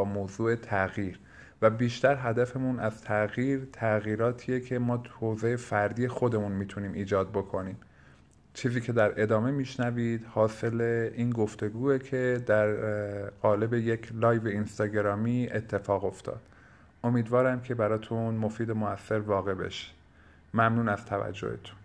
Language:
Persian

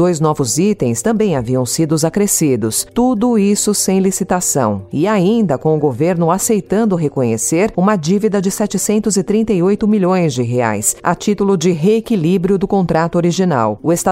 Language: Portuguese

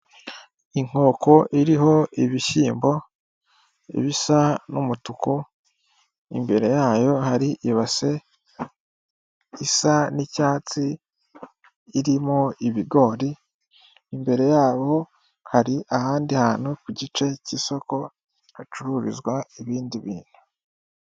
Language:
Kinyarwanda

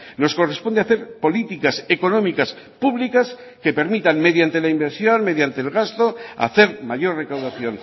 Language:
Spanish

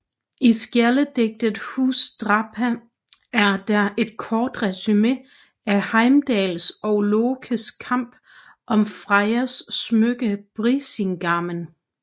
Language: Danish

